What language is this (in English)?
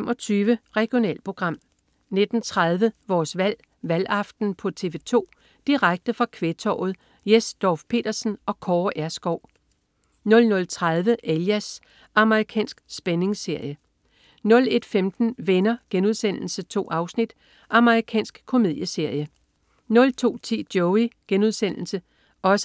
Danish